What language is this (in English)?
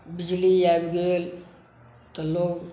Maithili